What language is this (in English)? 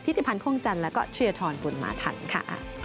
Thai